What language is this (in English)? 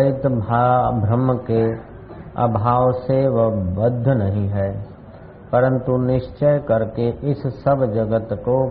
Hindi